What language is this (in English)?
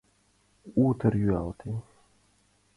Mari